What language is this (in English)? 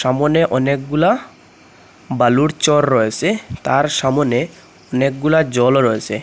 Bangla